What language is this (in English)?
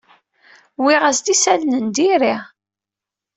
Kabyle